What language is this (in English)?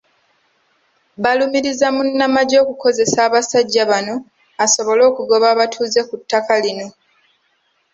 Ganda